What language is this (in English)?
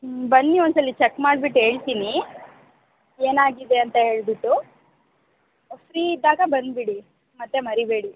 Kannada